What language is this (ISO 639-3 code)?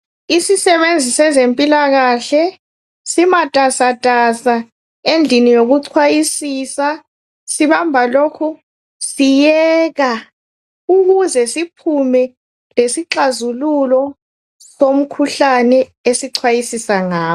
nde